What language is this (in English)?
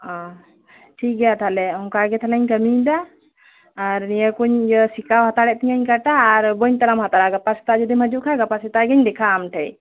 Santali